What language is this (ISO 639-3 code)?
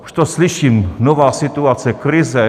ces